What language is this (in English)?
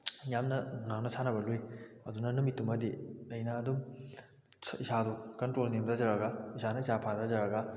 Manipuri